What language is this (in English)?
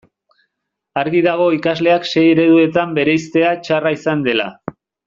Basque